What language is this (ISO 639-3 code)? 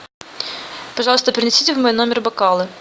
rus